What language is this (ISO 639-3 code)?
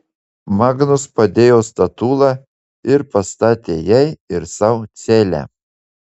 lit